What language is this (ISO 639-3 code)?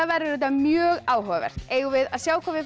isl